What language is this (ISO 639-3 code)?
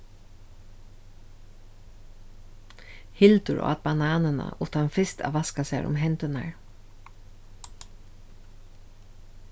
fao